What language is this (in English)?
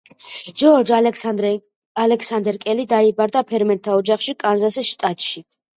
Georgian